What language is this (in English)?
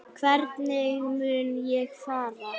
Icelandic